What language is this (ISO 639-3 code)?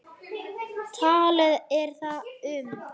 isl